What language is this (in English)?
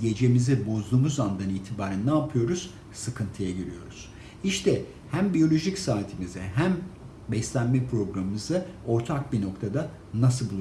Turkish